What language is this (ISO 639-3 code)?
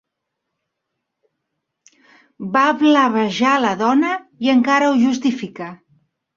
cat